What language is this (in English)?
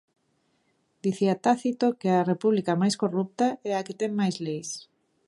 Galician